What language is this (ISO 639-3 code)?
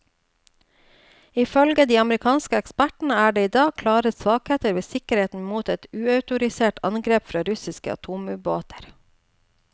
nor